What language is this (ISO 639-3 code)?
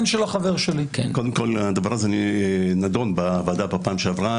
heb